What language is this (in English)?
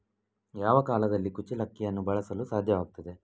Kannada